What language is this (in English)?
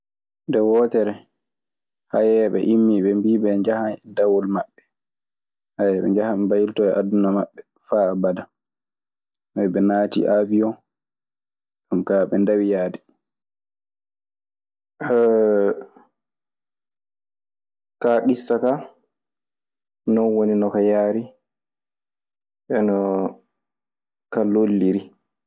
Maasina Fulfulde